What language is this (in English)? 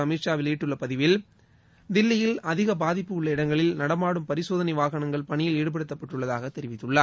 Tamil